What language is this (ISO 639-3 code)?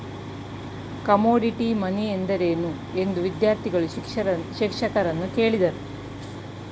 kan